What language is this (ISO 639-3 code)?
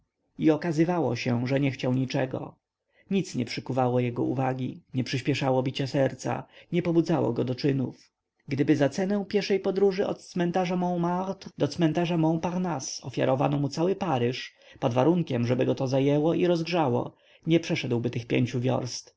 pol